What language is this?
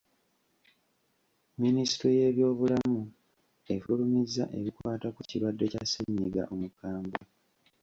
Ganda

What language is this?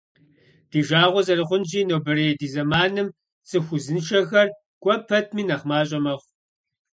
Kabardian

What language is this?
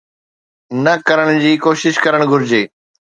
Sindhi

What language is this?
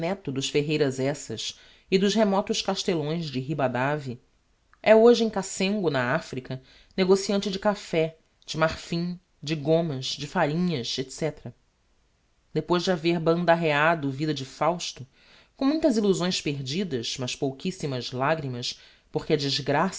Portuguese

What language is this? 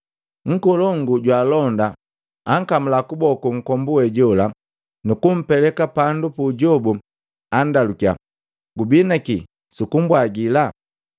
Matengo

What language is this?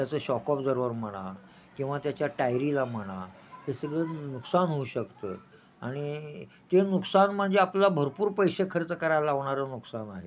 Marathi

